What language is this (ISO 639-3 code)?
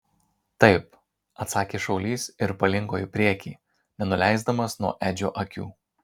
lit